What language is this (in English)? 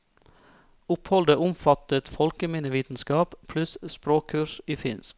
Norwegian